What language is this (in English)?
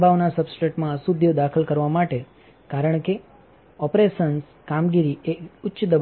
Gujarati